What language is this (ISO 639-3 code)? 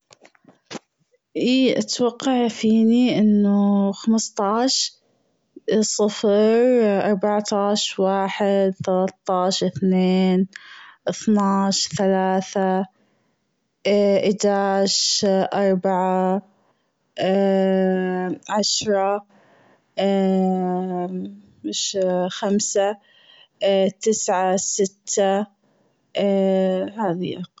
afb